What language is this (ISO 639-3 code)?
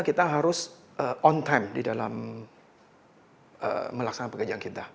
ind